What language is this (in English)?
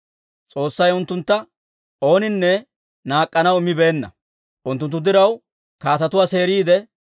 Dawro